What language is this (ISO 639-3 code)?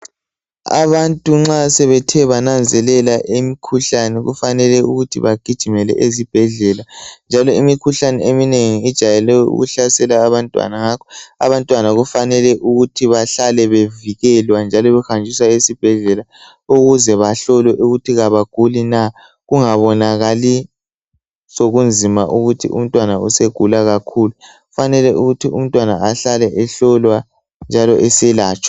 nde